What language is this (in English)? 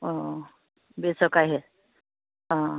Assamese